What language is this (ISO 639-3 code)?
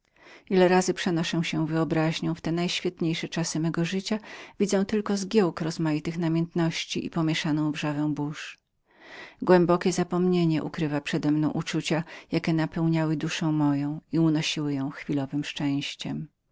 pol